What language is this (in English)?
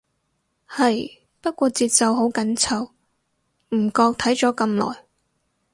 Cantonese